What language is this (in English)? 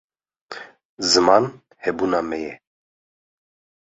Kurdish